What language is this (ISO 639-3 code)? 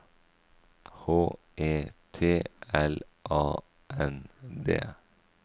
nor